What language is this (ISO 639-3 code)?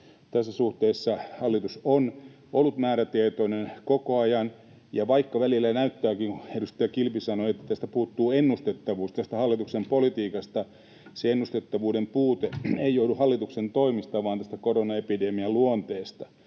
fin